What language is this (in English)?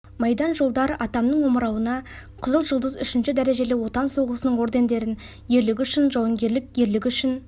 Kazakh